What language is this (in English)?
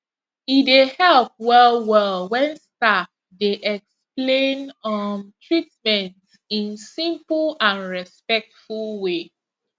Nigerian Pidgin